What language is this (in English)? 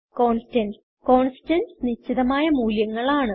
Malayalam